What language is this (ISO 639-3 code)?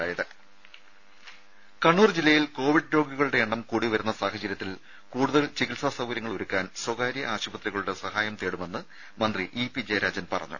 mal